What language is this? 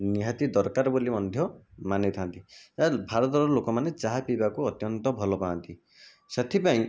Odia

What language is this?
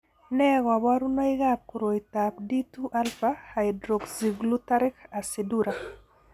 Kalenjin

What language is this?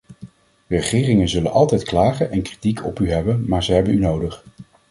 Dutch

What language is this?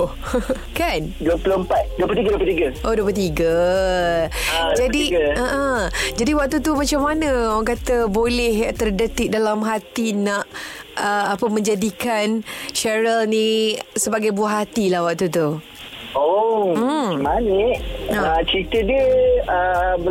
Malay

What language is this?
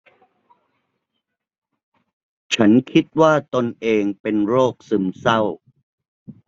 Thai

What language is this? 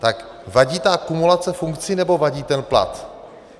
Czech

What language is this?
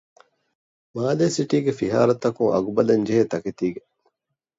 Divehi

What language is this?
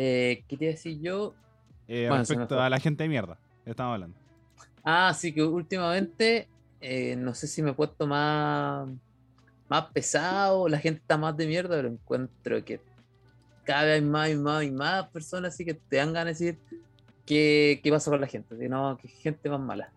Spanish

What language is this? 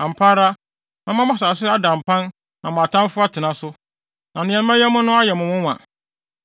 Akan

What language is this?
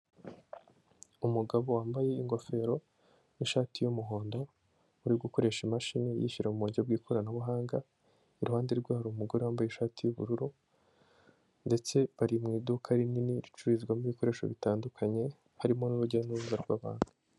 Kinyarwanda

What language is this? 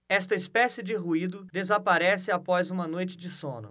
Portuguese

